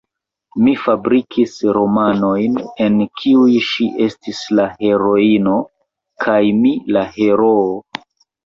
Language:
Esperanto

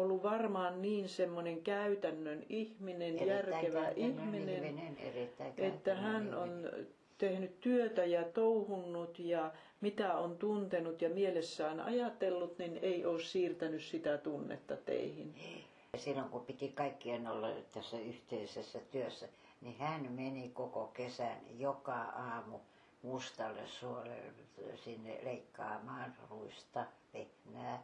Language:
Finnish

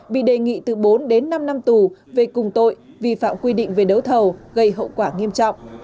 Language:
Vietnamese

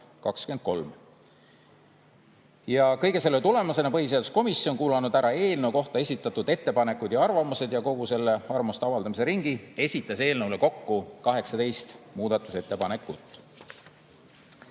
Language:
Estonian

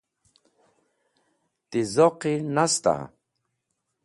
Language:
Wakhi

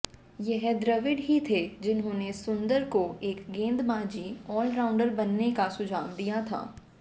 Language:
Hindi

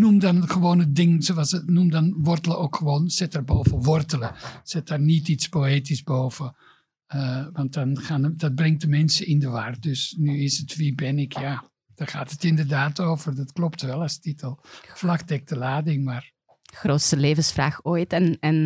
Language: Dutch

